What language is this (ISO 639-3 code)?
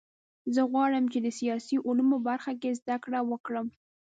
pus